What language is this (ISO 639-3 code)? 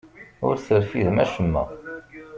kab